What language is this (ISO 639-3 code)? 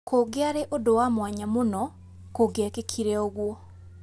kik